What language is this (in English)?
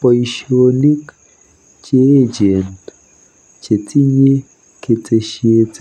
Kalenjin